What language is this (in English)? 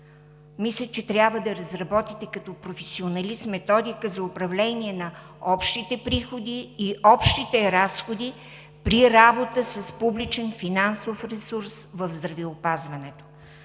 Bulgarian